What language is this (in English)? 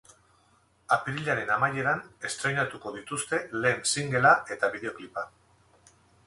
Basque